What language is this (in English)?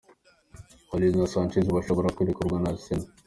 Kinyarwanda